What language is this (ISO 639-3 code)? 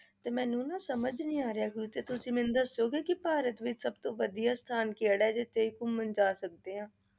pan